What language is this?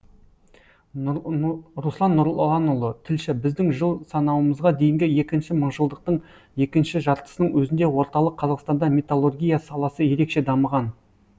Kazakh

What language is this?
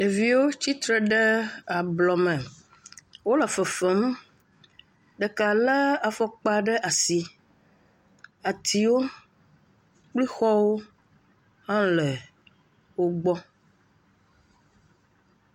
Ewe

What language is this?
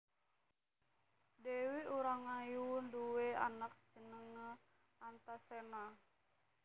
Javanese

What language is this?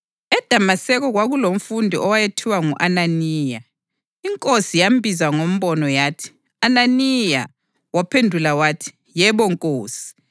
North Ndebele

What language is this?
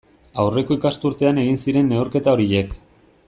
Basque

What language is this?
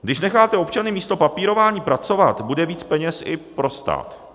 Czech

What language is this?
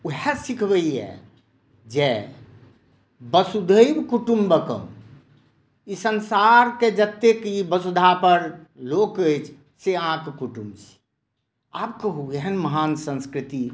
Maithili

